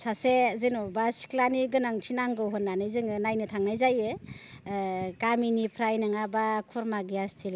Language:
Bodo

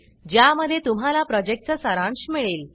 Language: Marathi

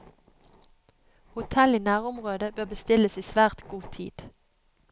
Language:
Norwegian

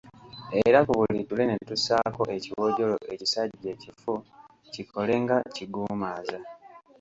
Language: Ganda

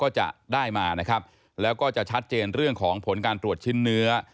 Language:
Thai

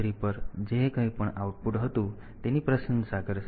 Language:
Gujarati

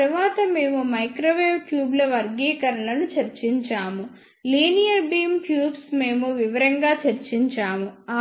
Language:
Telugu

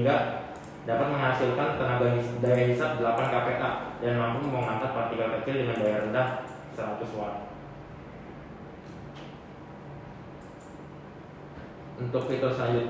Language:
Indonesian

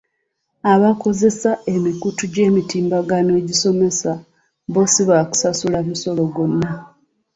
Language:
Ganda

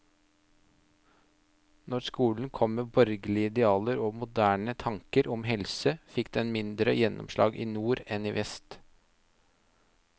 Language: Norwegian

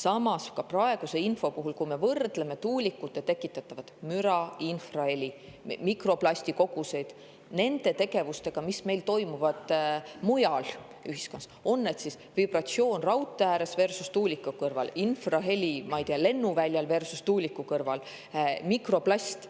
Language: Estonian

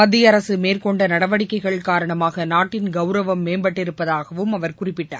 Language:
Tamil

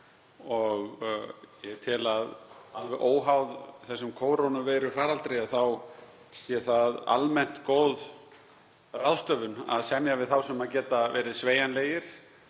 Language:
Icelandic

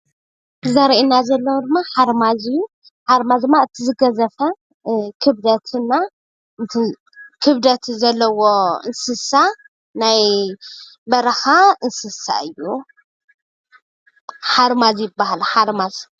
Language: Tigrinya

